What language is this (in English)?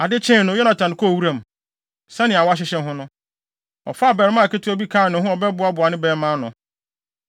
Akan